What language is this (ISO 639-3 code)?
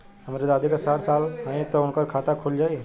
bho